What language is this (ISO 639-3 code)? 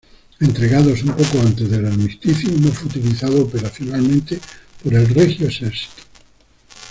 spa